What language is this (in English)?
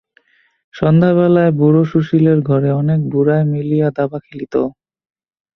Bangla